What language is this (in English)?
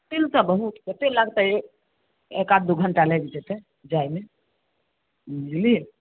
Maithili